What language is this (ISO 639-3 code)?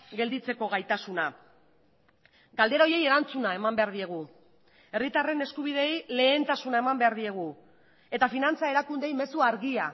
eus